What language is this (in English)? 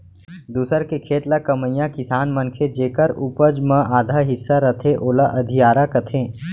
Chhattisgarhi